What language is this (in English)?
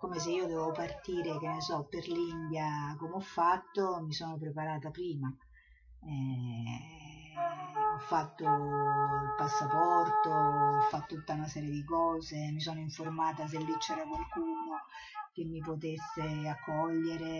Italian